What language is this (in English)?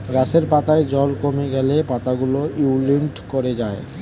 Bangla